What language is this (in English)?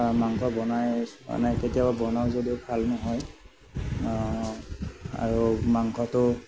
Assamese